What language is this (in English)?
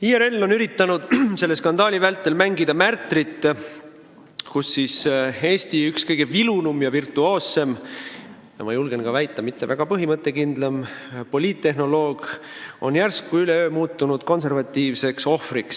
Estonian